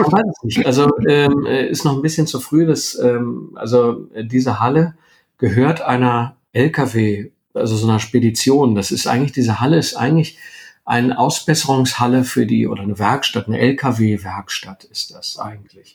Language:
German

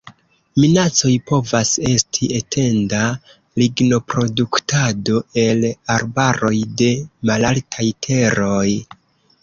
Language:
Esperanto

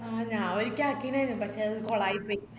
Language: Malayalam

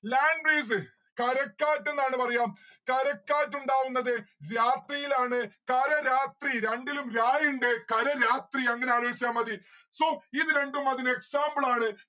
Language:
Malayalam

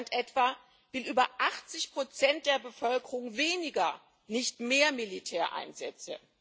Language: German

